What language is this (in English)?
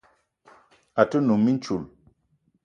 Eton (Cameroon)